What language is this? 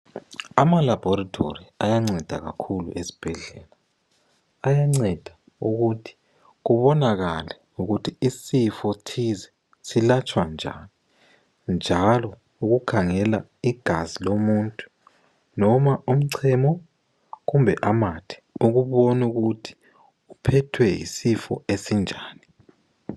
North Ndebele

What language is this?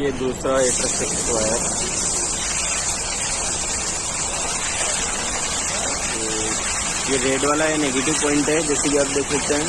Hindi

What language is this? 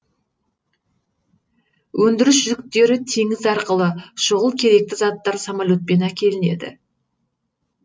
Kazakh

